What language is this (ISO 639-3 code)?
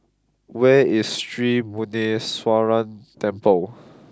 eng